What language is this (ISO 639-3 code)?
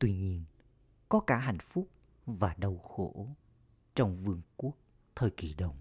vie